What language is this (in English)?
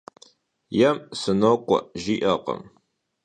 Kabardian